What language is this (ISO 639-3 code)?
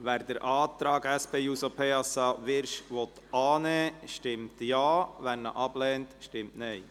gsw